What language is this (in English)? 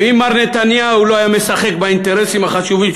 Hebrew